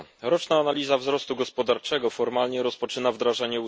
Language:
Polish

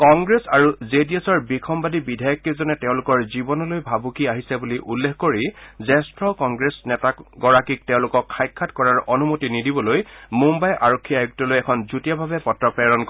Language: Assamese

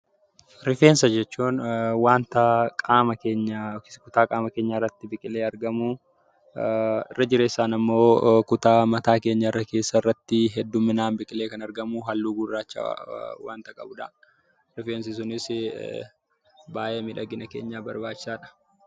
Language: Oromo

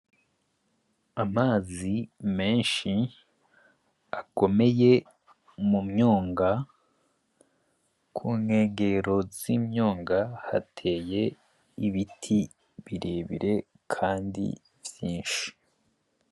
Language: Rundi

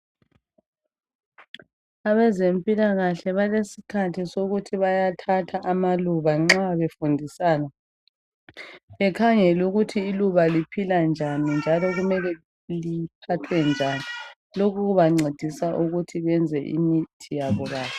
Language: North Ndebele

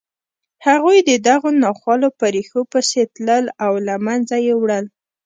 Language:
Pashto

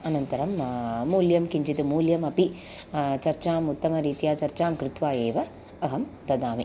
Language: Sanskrit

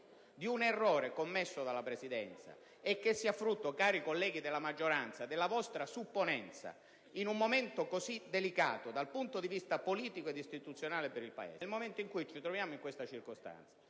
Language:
Italian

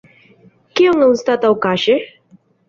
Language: Esperanto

